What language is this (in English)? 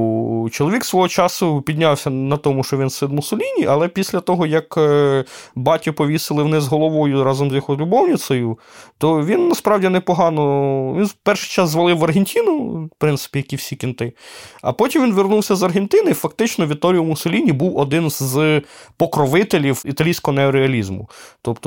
Ukrainian